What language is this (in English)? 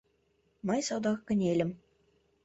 Mari